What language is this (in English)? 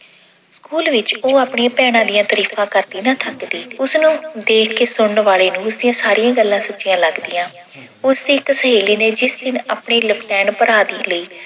Punjabi